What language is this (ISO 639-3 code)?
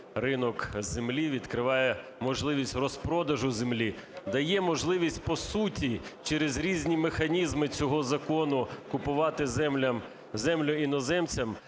ukr